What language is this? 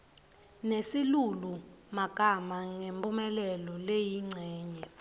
Swati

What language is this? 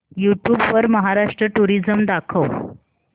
Marathi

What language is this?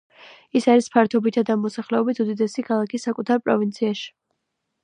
Georgian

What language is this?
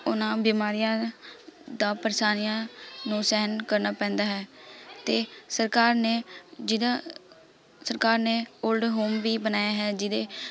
Punjabi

